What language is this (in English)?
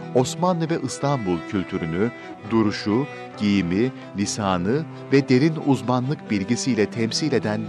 Turkish